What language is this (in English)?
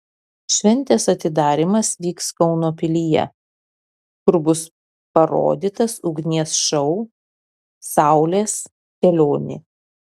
Lithuanian